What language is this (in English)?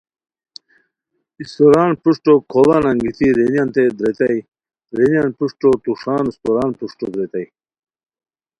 Khowar